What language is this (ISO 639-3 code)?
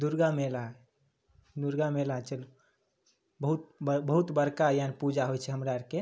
mai